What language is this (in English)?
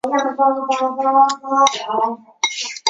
Chinese